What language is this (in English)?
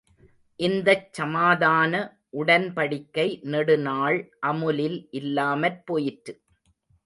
Tamil